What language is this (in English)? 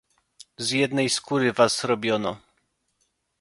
Polish